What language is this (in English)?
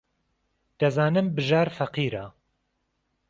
Central Kurdish